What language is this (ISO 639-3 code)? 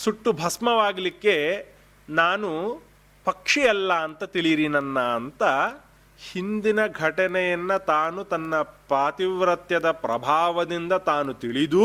kan